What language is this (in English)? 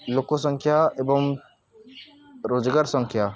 Odia